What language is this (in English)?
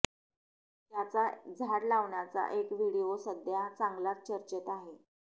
Marathi